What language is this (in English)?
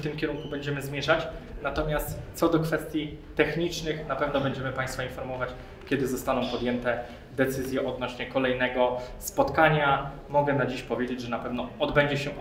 Polish